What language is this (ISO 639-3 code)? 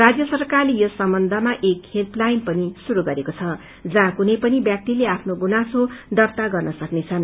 nep